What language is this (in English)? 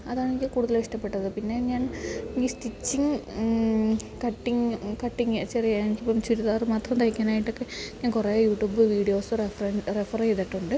Malayalam